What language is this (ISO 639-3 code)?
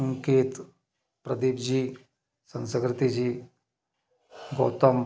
hin